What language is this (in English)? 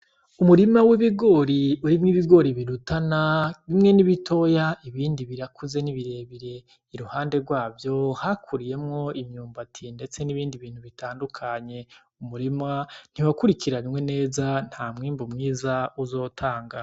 Rundi